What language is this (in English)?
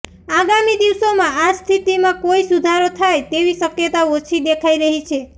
Gujarati